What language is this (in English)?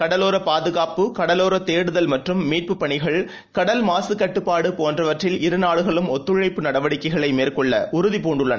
Tamil